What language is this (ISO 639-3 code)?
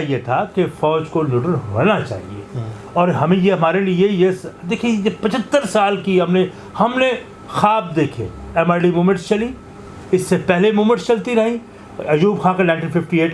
urd